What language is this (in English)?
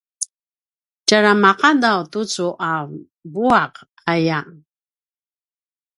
Paiwan